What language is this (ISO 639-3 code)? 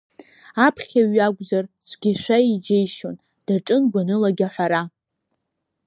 abk